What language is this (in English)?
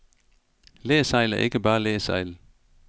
Danish